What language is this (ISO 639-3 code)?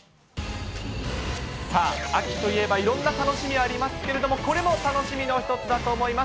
jpn